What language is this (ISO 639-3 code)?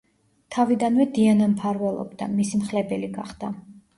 kat